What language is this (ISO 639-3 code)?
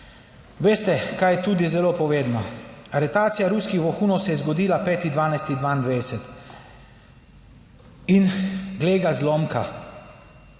slv